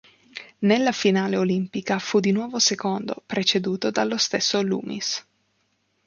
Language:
Italian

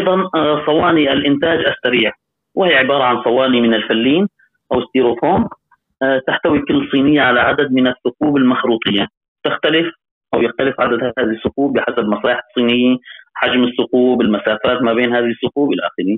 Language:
Arabic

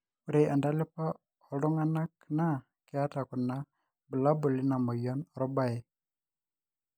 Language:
Masai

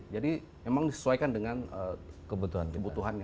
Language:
Indonesian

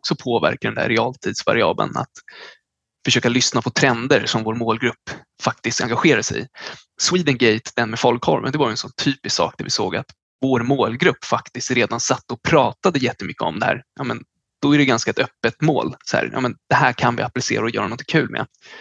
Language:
Swedish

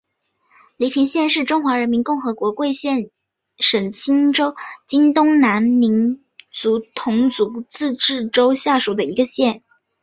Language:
Chinese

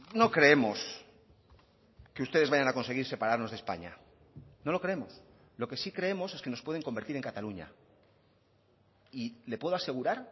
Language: Spanish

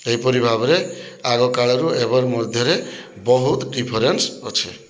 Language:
Odia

